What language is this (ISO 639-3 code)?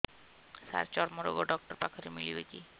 ori